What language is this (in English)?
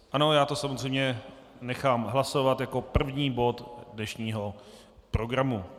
Czech